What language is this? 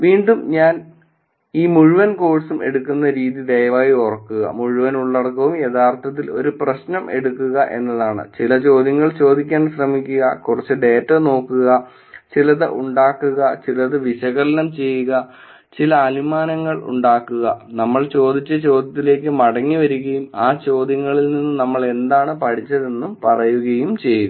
Malayalam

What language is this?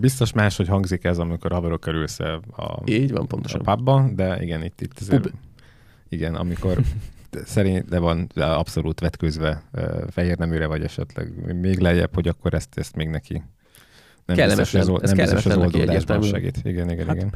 Hungarian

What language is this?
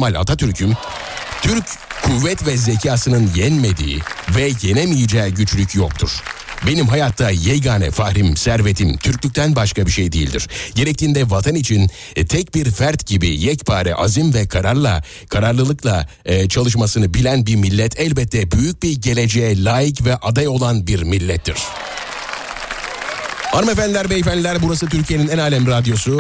Turkish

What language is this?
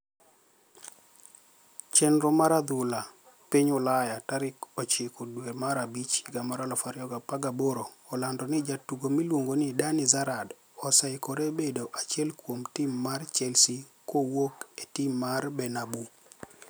Luo (Kenya and Tanzania)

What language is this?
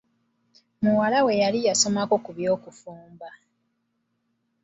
Ganda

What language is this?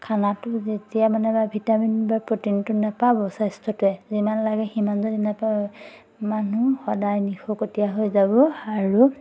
Assamese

